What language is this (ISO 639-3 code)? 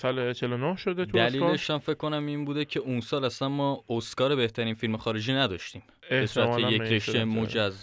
fas